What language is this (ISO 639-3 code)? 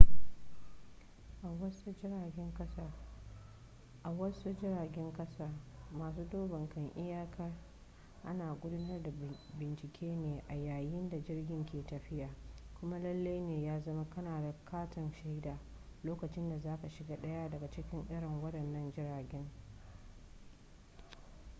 hau